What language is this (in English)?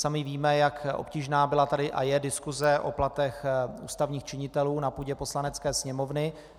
Czech